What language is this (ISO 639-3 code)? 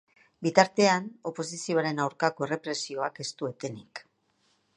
eus